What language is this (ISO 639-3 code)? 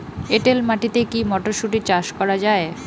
ben